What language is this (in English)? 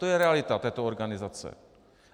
Czech